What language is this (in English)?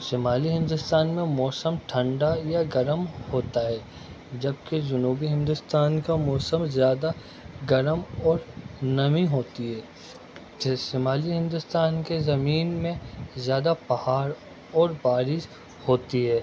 Urdu